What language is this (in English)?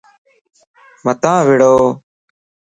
Lasi